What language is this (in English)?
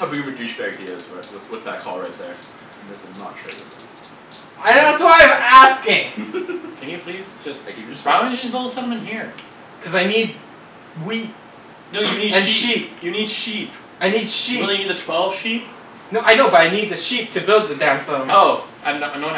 English